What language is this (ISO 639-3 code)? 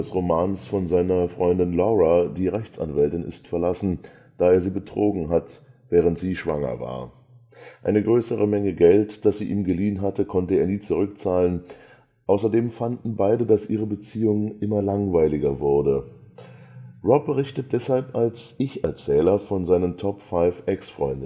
deu